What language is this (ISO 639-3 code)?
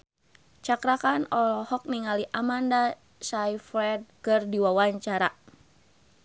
sun